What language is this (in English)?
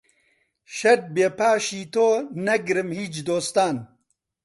Central Kurdish